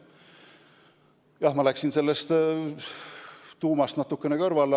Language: Estonian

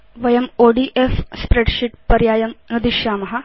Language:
Sanskrit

